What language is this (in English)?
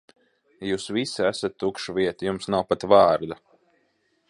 Latvian